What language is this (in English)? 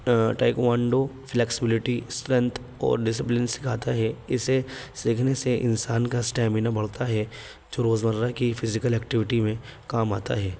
Urdu